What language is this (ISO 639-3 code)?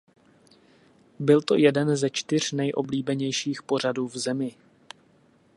ces